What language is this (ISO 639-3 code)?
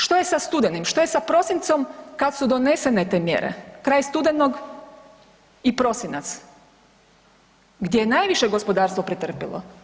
hrv